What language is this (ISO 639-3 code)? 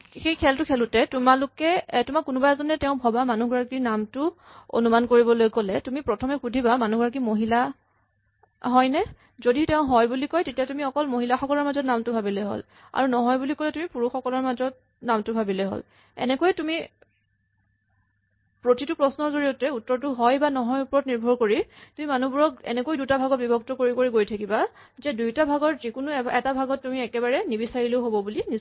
asm